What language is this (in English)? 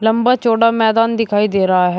Hindi